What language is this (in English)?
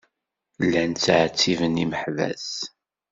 Kabyle